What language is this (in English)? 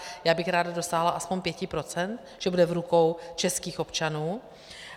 Czech